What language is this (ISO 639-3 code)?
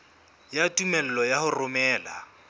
sot